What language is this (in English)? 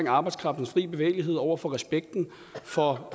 Danish